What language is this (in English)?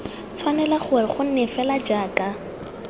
Tswana